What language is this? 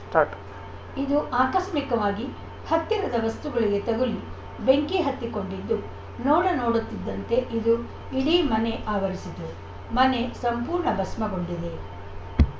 Kannada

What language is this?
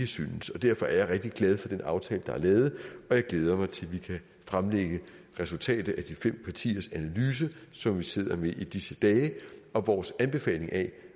Danish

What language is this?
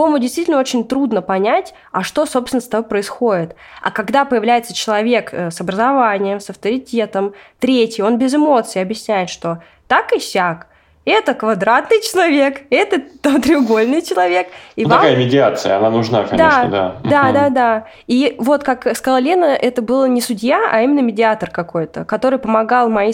Russian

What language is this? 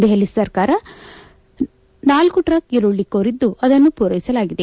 Kannada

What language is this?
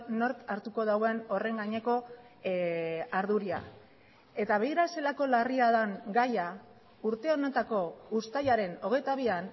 Basque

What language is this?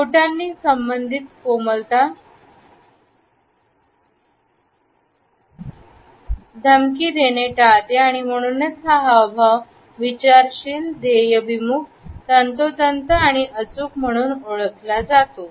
Marathi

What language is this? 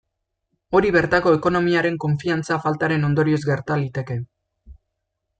Basque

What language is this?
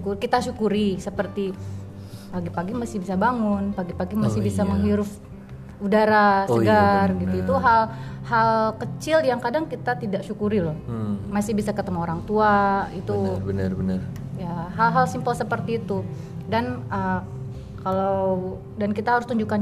Indonesian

